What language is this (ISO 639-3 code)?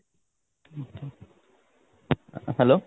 ori